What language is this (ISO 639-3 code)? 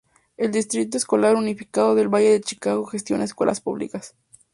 spa